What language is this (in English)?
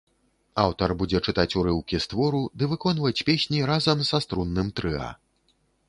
Belarusian